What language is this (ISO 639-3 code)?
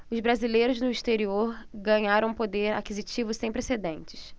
por